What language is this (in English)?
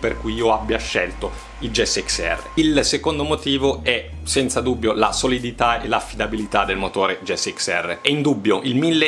Italian